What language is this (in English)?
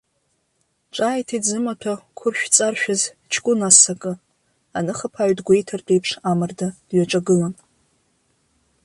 Abkhazian